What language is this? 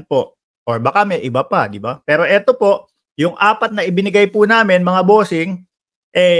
Filipino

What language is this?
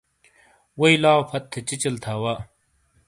Shina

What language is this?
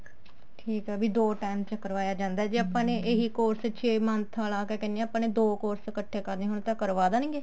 Punjabi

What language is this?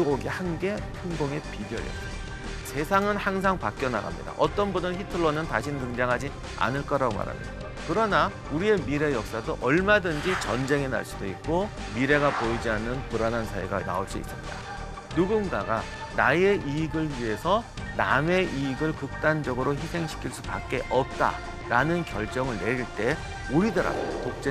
Korean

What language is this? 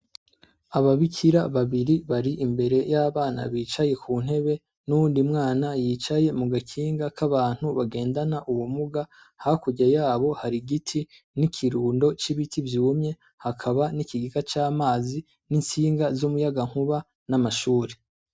Rundi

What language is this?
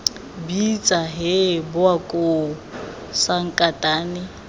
Tswana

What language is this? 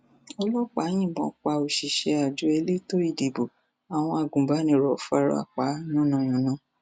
Yoruba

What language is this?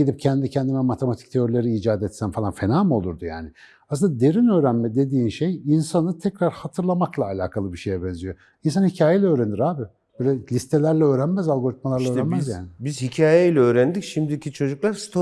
Turkish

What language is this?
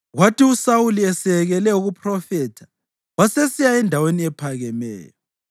North Ndebele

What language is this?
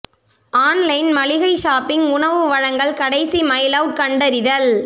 Tamil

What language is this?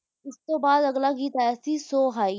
Punjabi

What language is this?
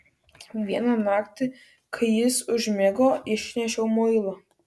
Lithuanian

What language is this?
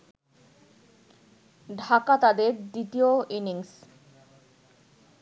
Bangla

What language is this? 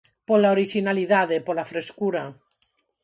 Galician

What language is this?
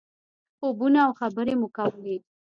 Pashto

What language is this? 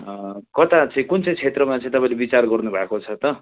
Nepali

